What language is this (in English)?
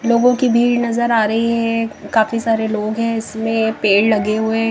Hindi